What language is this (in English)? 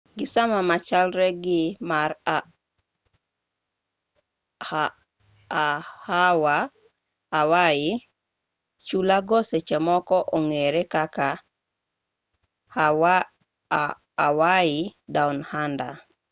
Luo (Kenya and Tanzania)